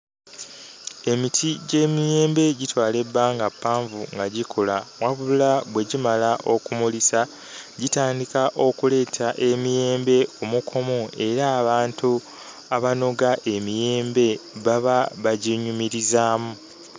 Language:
Ganda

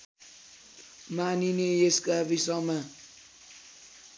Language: Nepali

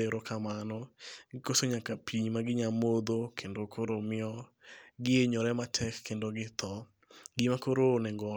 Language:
Luo (Kenya and Tanzania)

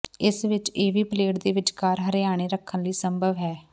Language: Punjabi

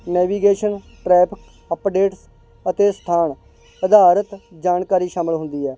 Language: Punjabi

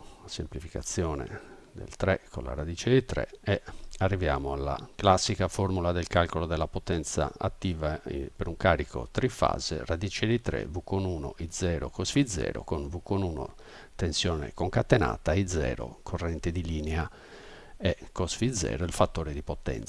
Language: Italian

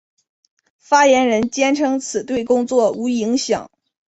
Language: Chinese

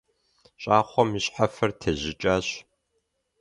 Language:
Kabardian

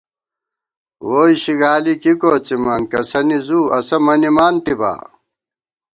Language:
Gawar-Bati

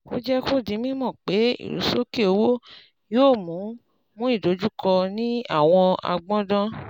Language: Yoruba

